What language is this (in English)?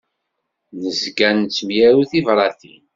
Kabyle